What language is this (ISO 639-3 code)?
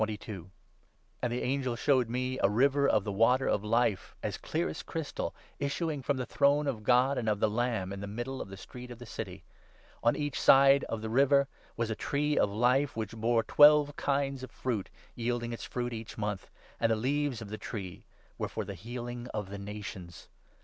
eng